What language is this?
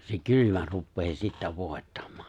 Finnish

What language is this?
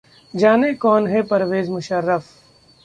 Hindi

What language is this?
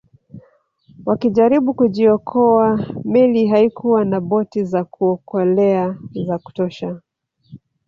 Swahili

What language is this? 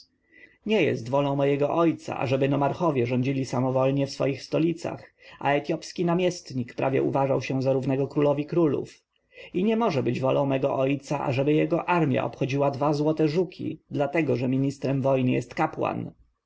Polish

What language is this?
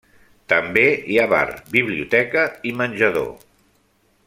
Catalan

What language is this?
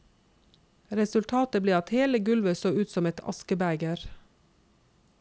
Norwegian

